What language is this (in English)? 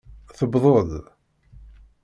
Kabyle